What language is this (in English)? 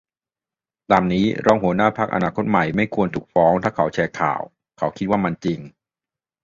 Thai